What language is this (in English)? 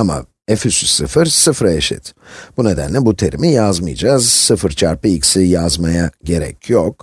Turkish